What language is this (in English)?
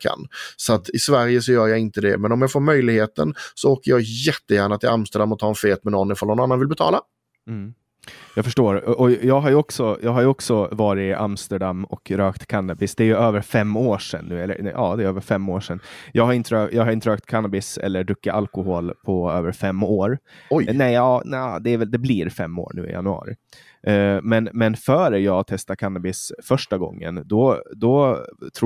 Swedish